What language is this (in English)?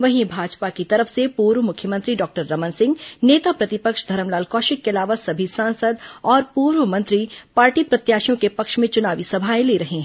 Hindi